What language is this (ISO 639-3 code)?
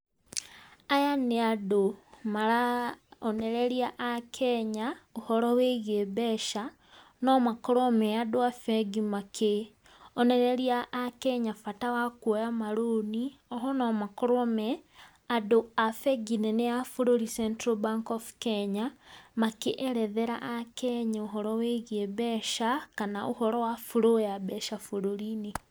kik